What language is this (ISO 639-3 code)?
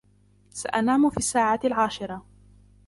ara